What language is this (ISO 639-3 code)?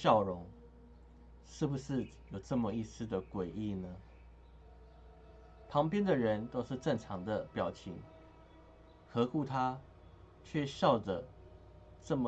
zho